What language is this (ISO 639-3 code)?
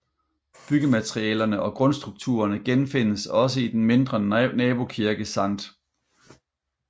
dan